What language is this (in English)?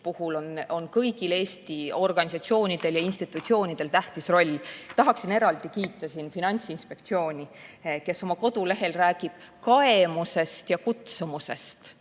Estonian